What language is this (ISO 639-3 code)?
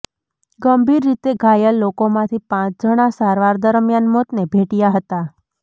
guj